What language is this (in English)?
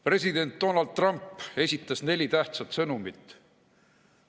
Estonian